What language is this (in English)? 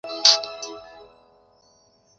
Chinese